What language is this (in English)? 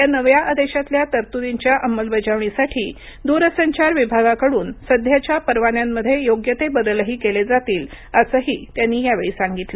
Marathi